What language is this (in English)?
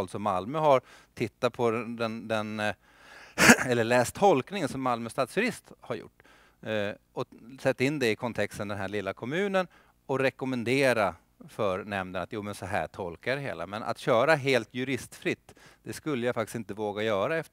Swedish